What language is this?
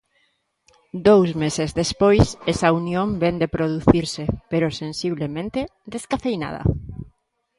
Galician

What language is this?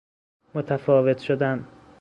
Persian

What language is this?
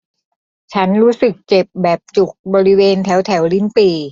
Thai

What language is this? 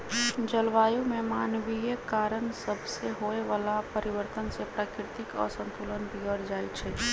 Magahi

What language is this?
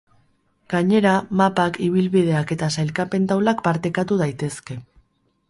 Basque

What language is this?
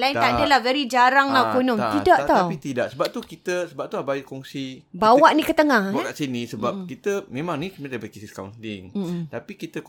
Malay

